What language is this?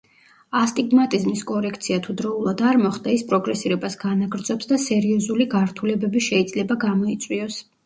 Georgian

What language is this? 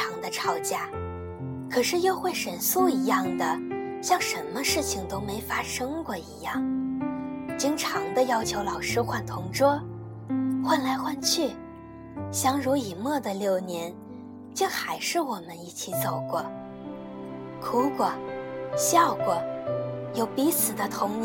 Chinese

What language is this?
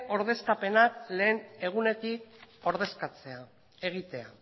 Basque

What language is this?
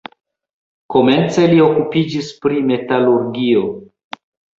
Esperanto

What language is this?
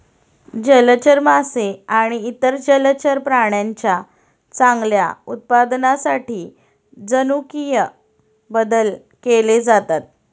Marathi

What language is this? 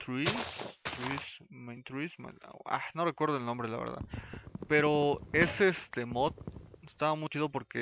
Spanish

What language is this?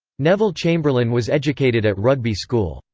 English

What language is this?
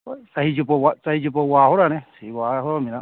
Manipuri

